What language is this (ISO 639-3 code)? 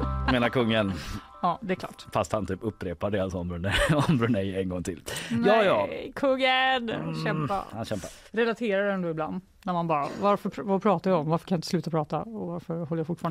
swe